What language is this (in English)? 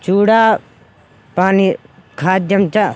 Sanskrit